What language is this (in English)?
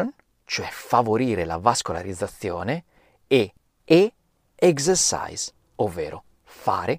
Italian